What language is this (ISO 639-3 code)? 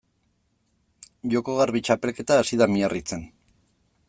eus